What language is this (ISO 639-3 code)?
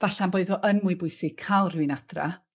cym